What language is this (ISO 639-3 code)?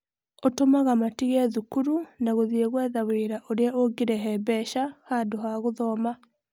kik